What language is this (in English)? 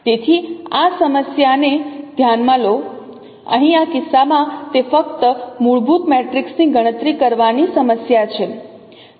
Gujarati